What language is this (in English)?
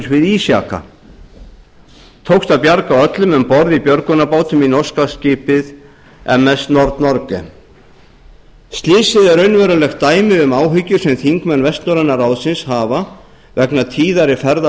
Icelandic